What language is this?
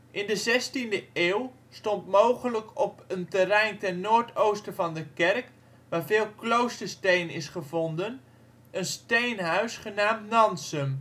Dutch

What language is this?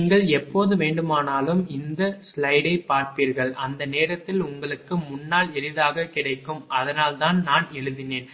Tamil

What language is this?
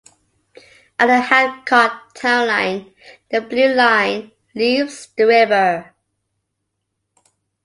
English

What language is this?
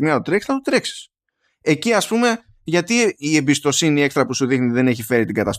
Greek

